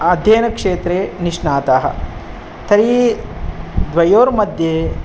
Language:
Sanskrit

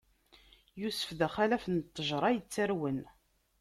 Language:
Kabyle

